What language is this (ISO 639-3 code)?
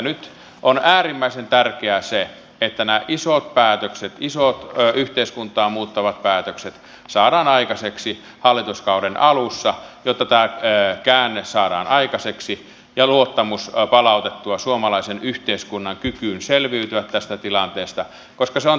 fin